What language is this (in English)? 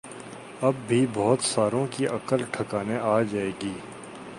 Urdu